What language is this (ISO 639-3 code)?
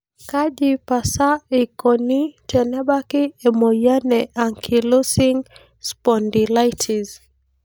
mas